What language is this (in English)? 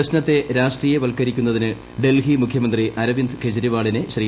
Malayalam